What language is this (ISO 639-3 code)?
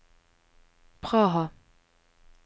nor